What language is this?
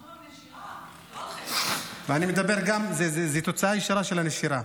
Hebrew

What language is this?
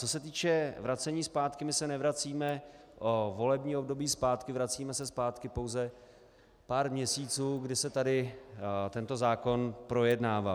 Czech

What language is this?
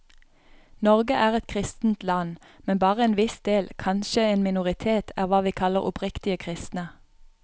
Norwegian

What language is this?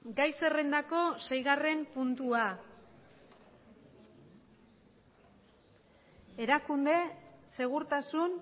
Basque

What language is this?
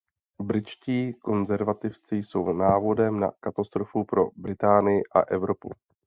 Czech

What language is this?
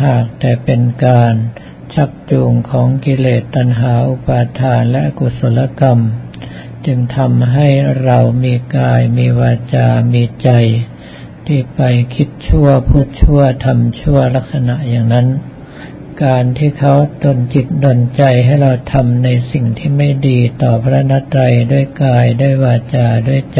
Thai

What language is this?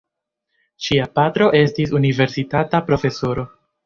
Esperanto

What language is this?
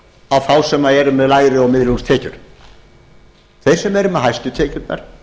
Icelandic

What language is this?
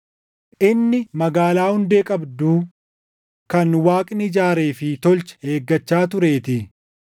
Oromo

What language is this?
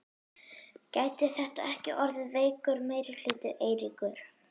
Icelandic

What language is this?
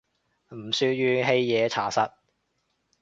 Cantonese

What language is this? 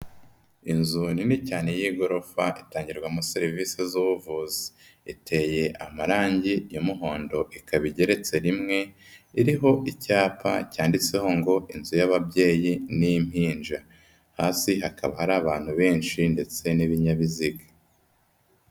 Kinyarwanda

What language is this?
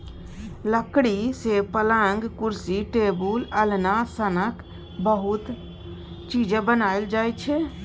Maithili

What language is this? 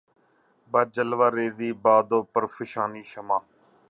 Urdu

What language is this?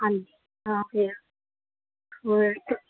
Punjabi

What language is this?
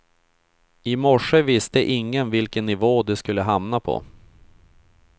Swedish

